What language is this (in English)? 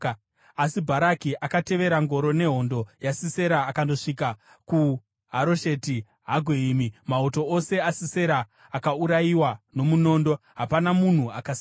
Shona